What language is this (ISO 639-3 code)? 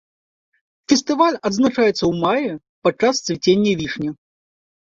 bel